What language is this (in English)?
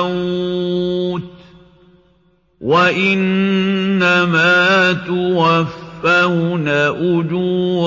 Arabic